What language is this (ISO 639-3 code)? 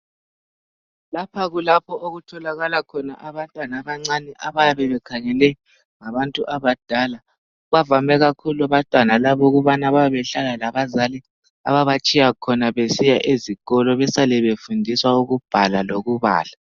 nde